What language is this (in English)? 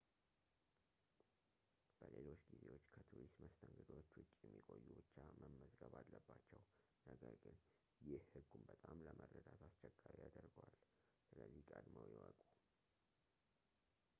Amharic